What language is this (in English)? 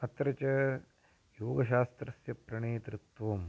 Sanskrit